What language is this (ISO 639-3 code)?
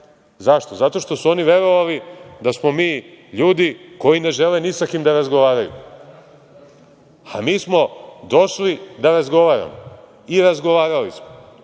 srp